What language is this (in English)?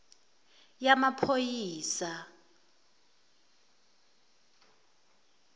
Zulu